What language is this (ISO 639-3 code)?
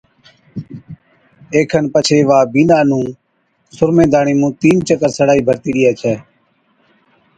odk